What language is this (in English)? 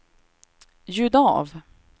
Swedish